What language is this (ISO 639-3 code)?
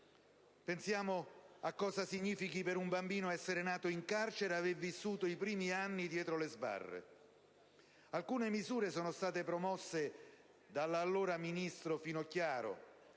ita